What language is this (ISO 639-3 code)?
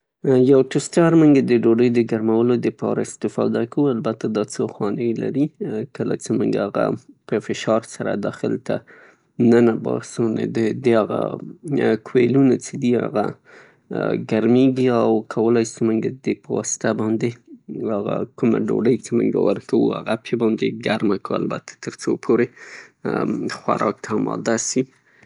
pus